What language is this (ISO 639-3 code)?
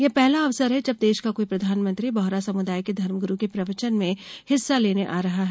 hin